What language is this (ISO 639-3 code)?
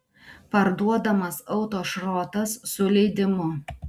lit